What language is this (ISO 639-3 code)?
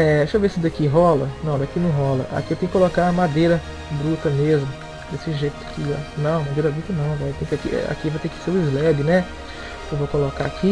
por